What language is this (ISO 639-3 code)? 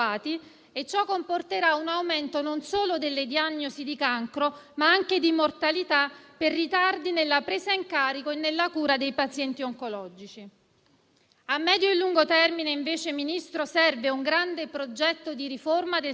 ita